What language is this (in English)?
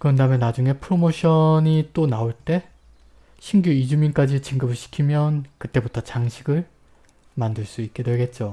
Korean